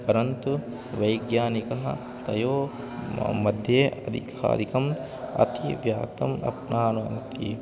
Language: Sanskrit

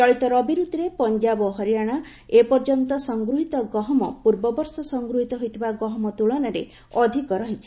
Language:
Odia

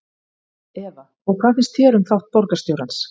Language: Icelandic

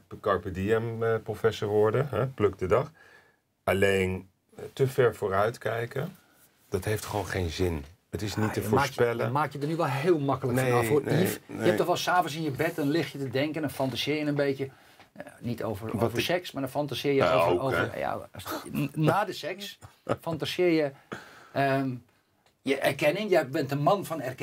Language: Dutch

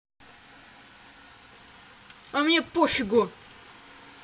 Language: Russian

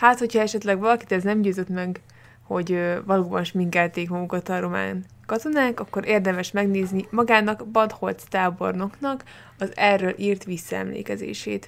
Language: Hungarian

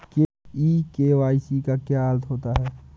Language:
Hindi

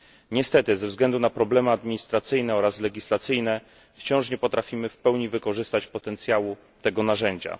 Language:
Polish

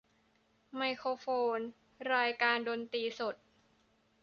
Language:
Thai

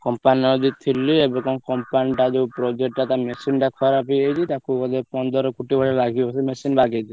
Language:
Odia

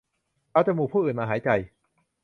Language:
Thai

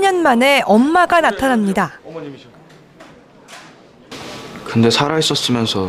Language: Korean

